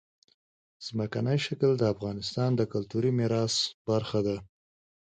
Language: Pashto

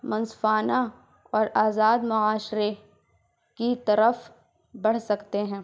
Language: Urdu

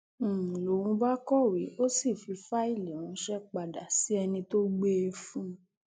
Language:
Yoruba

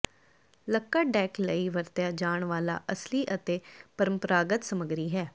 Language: Punjabi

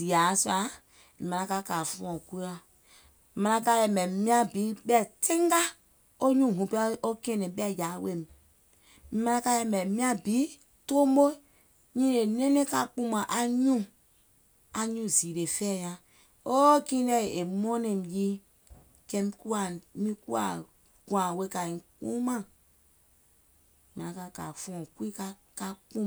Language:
Gola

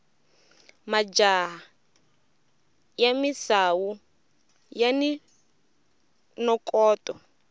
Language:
Tsonga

